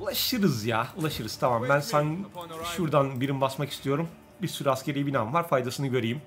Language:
Turkish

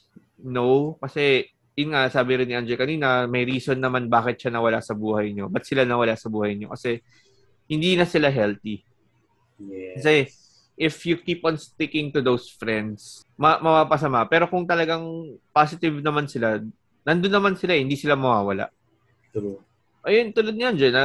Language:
Filipino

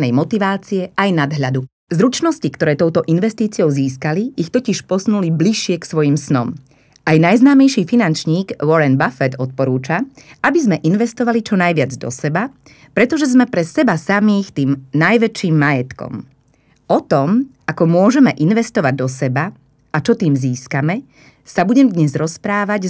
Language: Slovak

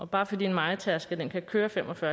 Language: Danish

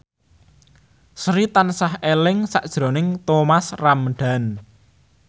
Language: Javanese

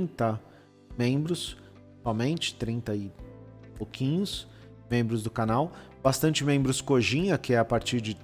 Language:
Portuguese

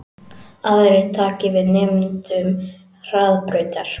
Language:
Icelandic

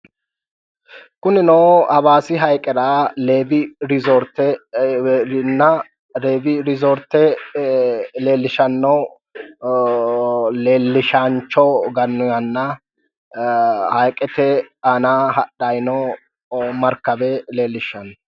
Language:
Sidamo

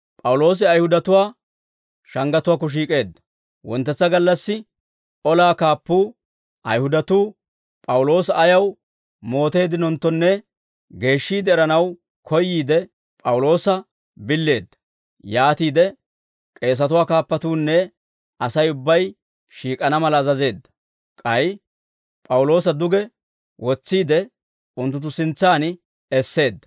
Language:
Dawro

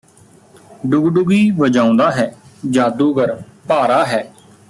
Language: Punjabi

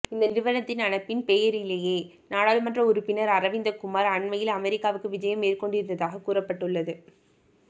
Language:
Tamil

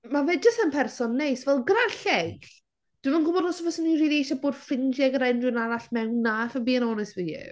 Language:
Welsh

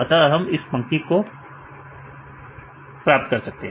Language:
Hindi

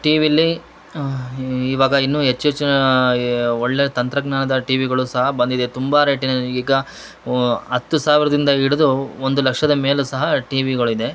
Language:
Kannada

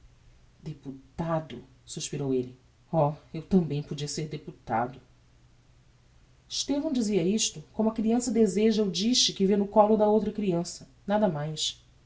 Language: Portuguese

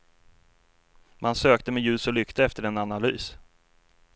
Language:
Swedish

